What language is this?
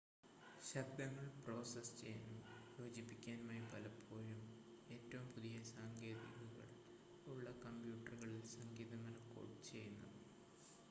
Malayalam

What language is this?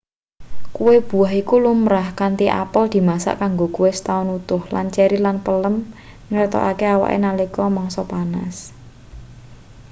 Javanese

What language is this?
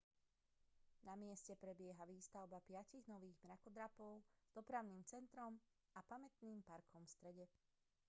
Slovak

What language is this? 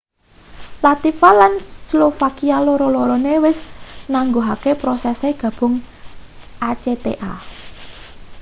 Javanese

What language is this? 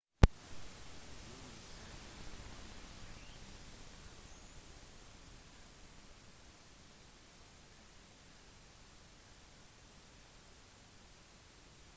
Norwegian Bokmål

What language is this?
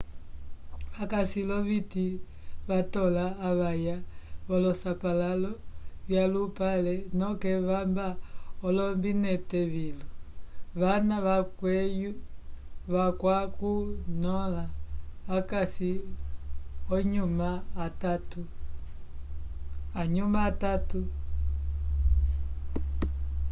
Umbundu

